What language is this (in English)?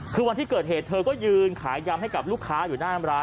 Thai